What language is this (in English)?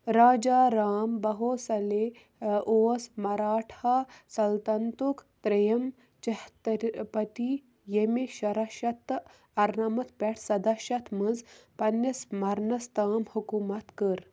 Kashmiri